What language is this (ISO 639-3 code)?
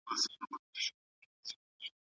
pus